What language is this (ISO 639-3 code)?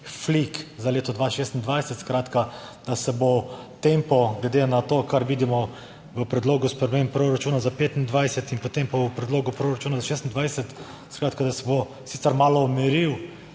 slv